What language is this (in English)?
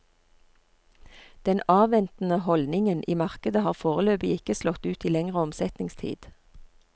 Norwegian